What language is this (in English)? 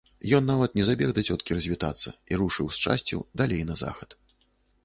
Belarusian